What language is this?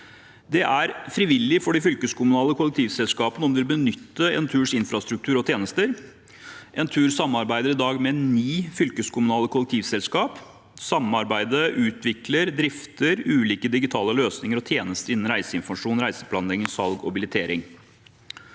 Norwegian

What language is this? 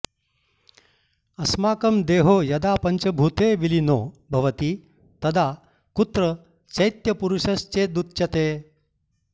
Sanskrit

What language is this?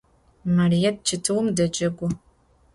Adyghe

